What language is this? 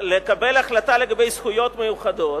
Hebrew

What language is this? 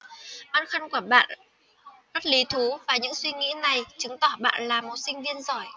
Vietnamese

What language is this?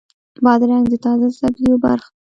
Pashto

